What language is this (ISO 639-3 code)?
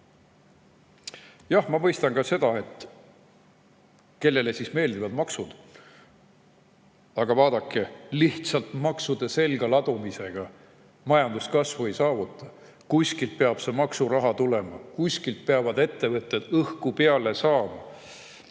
est